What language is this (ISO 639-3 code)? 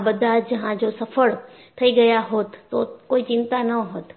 guj